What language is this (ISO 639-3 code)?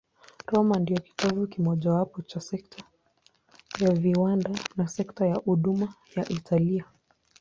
swa